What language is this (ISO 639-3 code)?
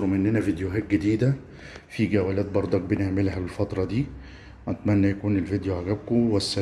ara